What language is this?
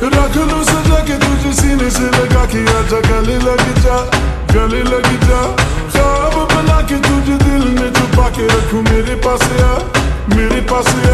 Arabic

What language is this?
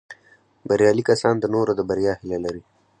Pashto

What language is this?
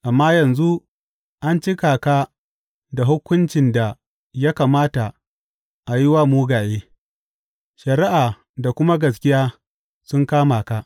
Hausa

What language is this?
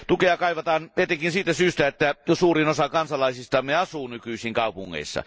Finnish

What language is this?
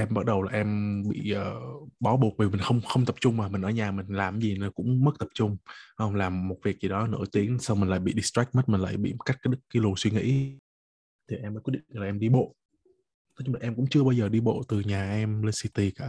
Vietnamese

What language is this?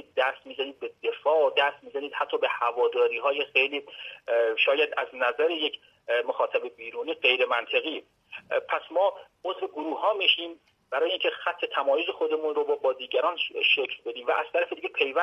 Persian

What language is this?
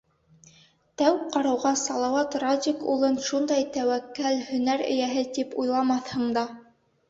Bashkir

